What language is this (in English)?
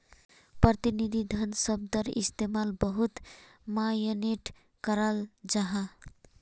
Magahi